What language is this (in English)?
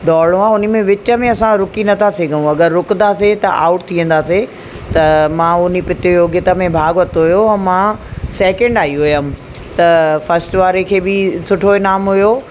Sindhi